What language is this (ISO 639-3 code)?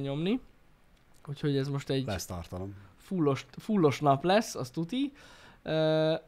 hun